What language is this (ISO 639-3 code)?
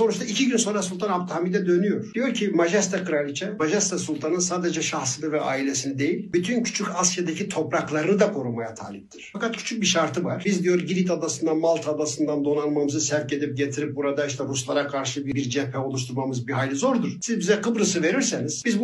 tur